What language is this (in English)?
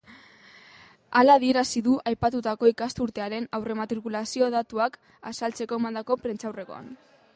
Basque